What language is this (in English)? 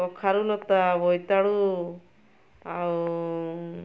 Odia